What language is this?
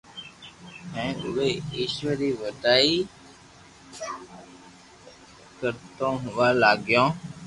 Loarki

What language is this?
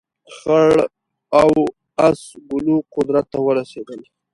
Pashto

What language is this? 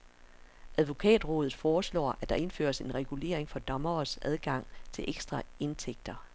Danish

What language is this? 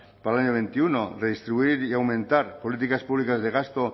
Spanish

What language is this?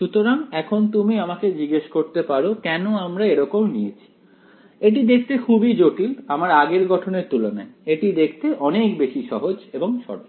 Bangla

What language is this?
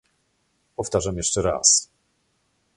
Polish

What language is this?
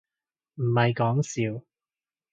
Cantonese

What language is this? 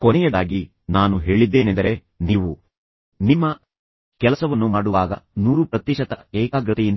Kannada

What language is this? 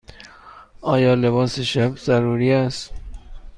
Persian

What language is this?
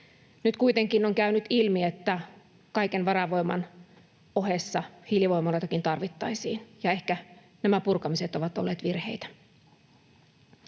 Finnish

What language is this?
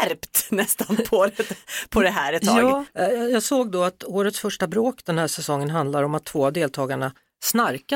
Swedish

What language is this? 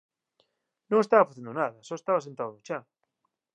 Galician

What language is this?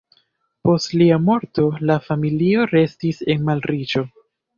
Esperanto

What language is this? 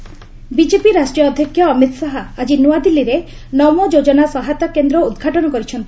Odia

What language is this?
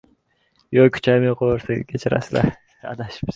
Uzbek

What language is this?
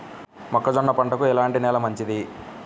Telugu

